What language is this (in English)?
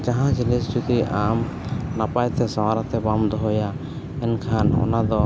Santali